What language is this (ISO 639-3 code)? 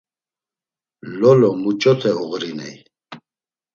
lzz